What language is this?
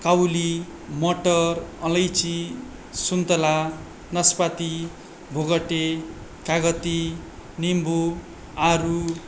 Nepali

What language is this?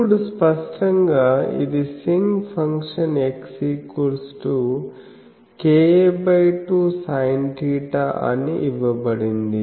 Telugu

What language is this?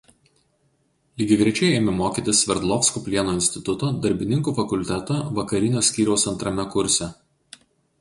Lithuanian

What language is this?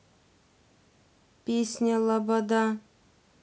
Russian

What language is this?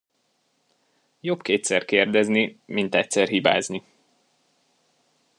Hungarian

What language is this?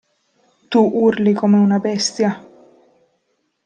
Italian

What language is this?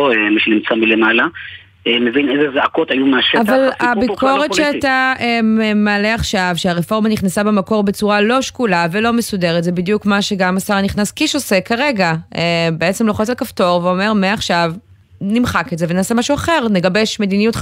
Hebrew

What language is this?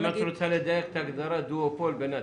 Hebrew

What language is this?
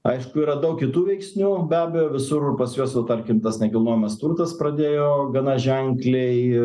Lithuanian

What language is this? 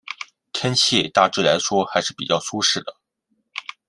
Chinese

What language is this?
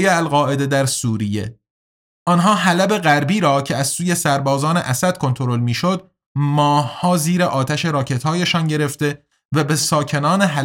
Persian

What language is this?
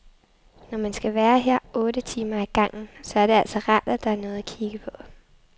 Danish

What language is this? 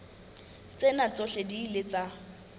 Southern Sotho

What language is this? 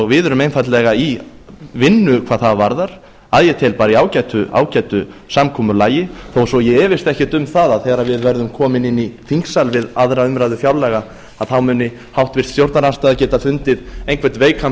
Icelandic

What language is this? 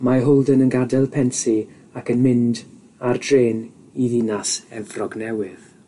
Welsh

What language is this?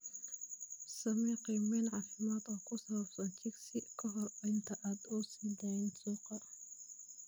Somali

